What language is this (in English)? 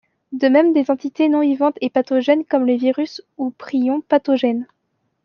French